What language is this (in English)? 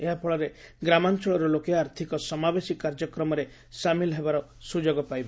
Odia